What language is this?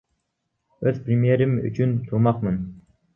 Kyrgyz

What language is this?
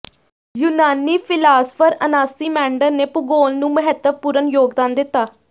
Punjabi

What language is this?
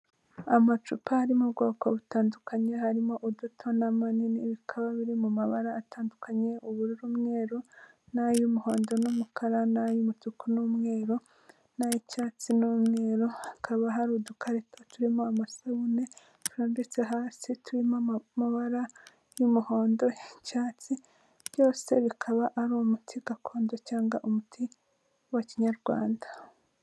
Kinyarwanda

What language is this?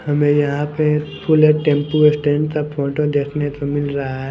Hindi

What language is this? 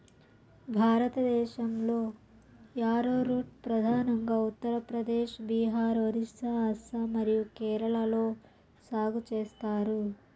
Telugu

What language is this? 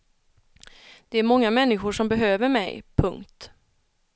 Swedish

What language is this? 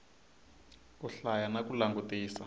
Tsonga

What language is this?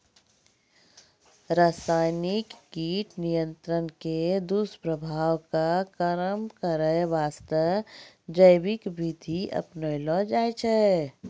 Maithili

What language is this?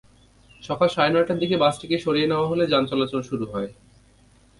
Bangla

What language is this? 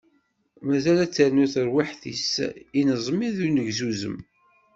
Kabyle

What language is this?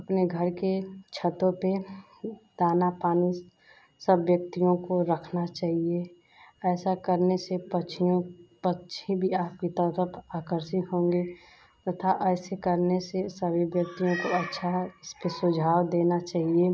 Hindi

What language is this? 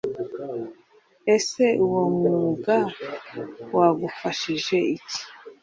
Kinyarwanda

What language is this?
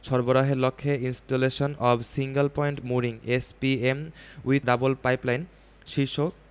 Bangla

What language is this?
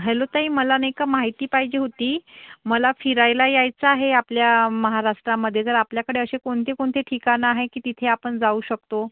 Marathi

